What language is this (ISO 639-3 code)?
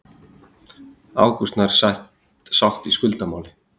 isl